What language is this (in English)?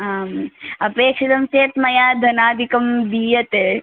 Sanskrit